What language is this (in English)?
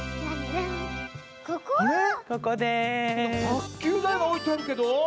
Japanese